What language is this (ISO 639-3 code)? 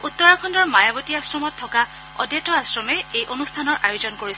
asm